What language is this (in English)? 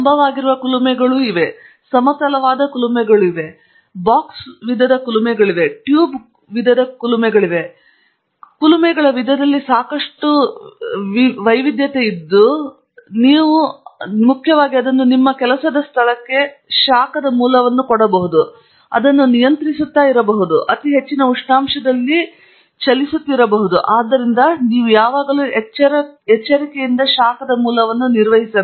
Kannada